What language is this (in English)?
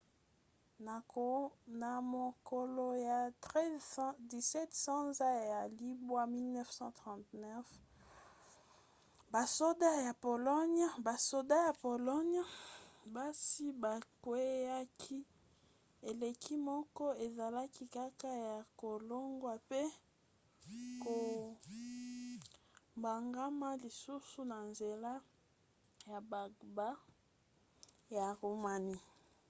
Lingala